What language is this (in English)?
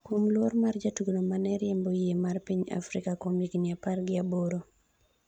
Luo (Kenya and Tanzania)